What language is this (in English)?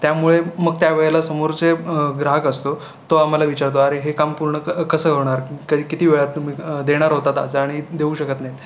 Marathi